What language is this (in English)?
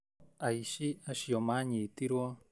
Kikuyu